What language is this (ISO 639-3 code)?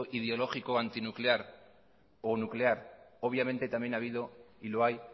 spa